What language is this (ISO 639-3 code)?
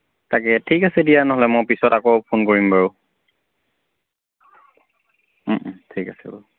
asm